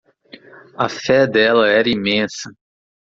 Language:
Portuguese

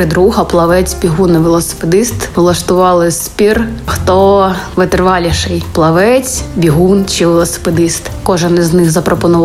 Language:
Ukrainian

